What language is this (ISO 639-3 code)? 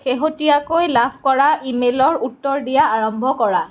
asm